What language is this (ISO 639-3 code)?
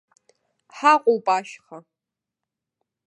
abk